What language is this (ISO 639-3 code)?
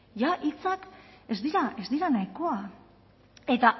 eus